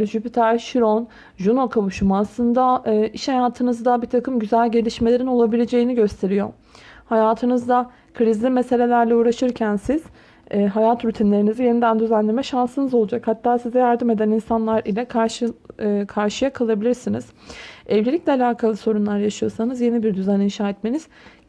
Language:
Turkish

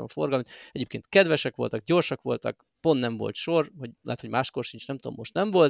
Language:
Hungarian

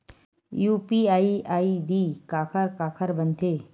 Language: Chhattisgarhi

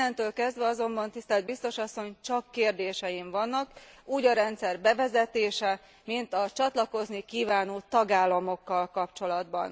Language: Hungarian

